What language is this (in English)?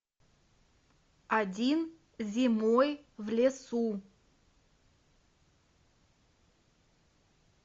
Russian